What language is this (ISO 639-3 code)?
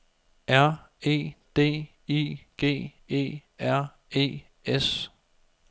dan